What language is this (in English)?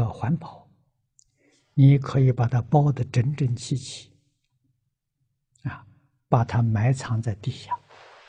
Chinese